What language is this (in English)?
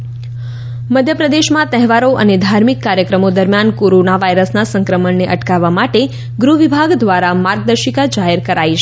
Gujarati